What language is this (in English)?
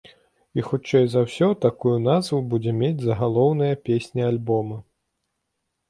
Belarusian